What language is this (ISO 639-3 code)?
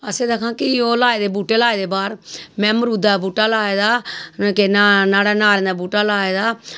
doi